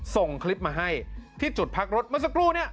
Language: Thai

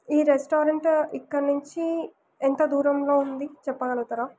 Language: Telugu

